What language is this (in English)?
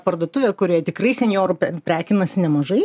Lithuanian